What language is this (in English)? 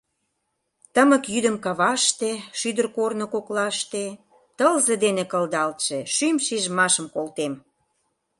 Mari